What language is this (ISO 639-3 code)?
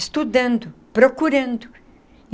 por